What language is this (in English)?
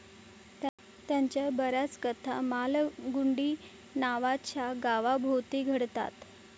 Marathi